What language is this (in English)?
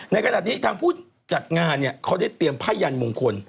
Thai